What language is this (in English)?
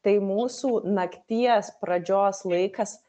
Lithuanian